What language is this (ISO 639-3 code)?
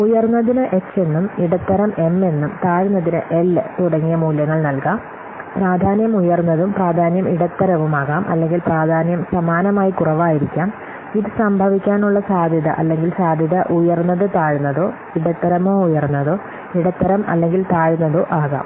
mal